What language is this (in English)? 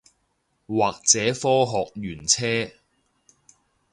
Cantonese